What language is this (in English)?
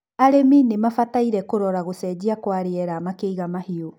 Kikuyu